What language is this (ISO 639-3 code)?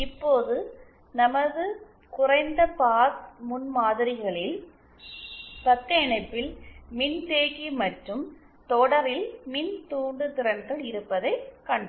tam